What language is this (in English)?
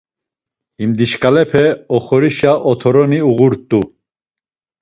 Laz